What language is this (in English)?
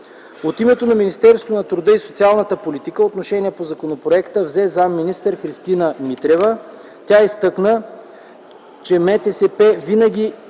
Bulgarian